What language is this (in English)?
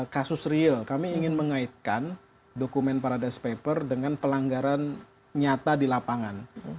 Indonesian